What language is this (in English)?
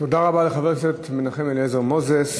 Hebrew